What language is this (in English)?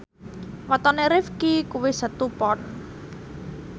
Javanese